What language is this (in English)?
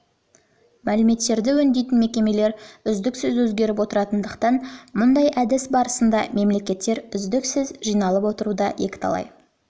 Kazakh